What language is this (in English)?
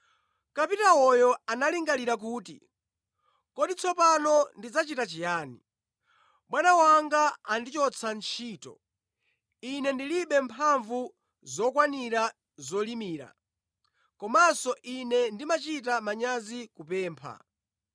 Nyanja